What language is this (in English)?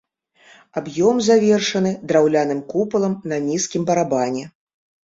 Belarusian